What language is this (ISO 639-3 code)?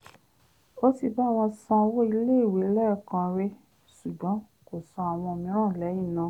yor